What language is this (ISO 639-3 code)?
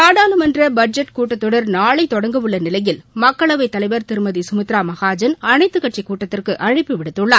tam